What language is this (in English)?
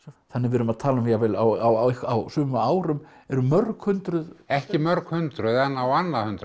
Icelandic